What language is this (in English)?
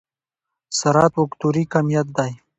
Pashto